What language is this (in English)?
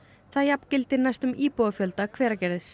Icelandic